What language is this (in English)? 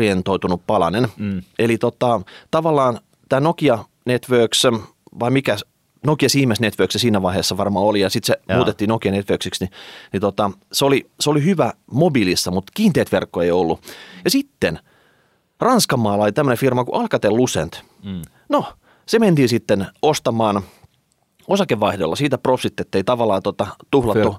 Finnish